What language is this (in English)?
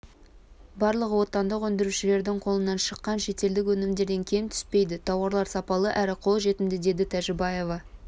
Kazakh